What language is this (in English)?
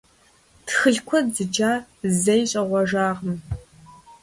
Kabardian